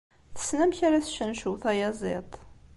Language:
Kabyle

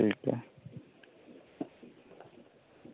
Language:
Dogri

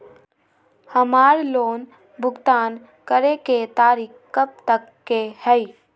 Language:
Magahi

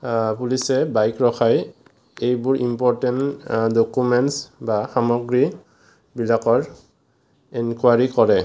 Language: Assamese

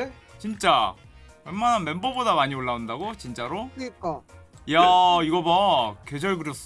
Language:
Korean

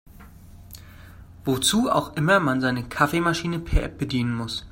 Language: German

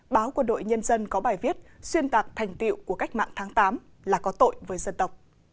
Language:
Vietnamese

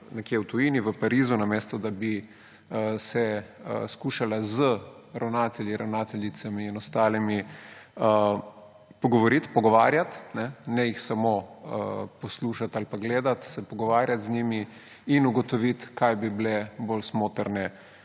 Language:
Slovenian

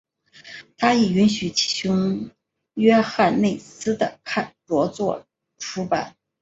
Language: Chinese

